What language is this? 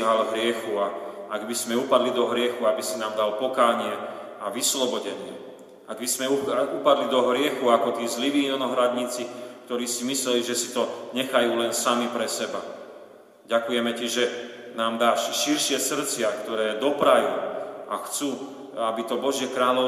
Slovak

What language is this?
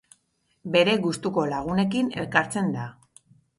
Basque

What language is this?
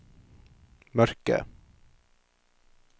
Norwegian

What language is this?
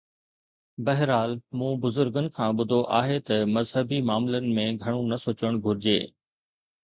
Sindhi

